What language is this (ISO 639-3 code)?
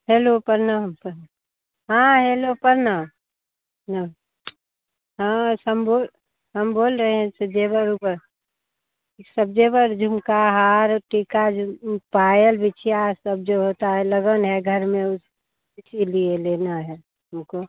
hin